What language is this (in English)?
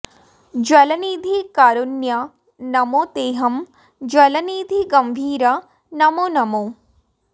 Sanskrit